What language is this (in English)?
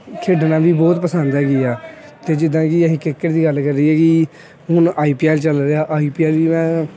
Punjabi